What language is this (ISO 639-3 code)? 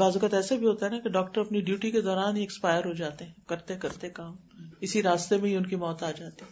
urd